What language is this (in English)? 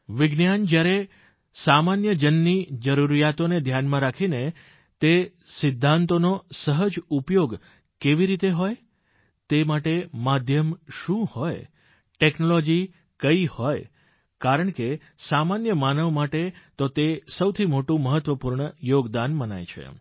Gujarati